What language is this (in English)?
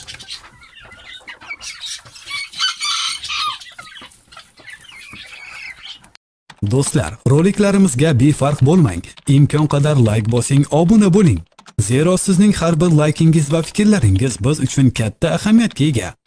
Turkish